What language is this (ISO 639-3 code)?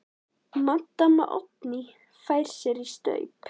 isl